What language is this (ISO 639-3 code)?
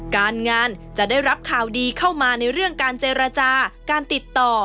tha